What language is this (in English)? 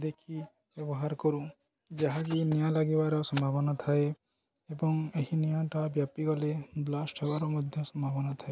Odia